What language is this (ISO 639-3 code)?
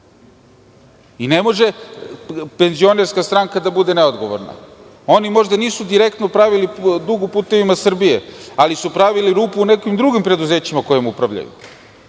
srp